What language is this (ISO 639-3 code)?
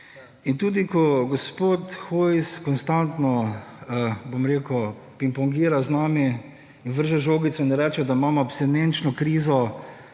slv